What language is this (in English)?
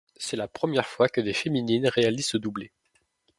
French